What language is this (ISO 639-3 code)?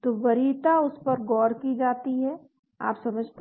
hin